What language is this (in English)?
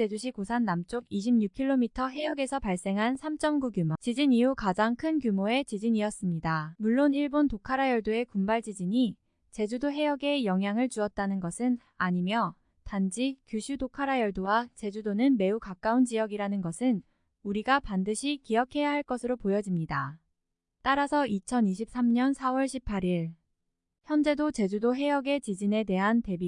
Korean